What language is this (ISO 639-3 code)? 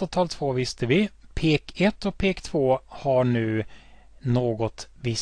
swe